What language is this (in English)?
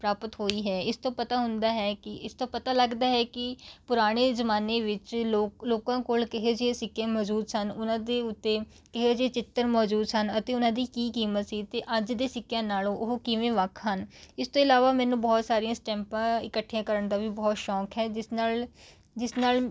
Punjabi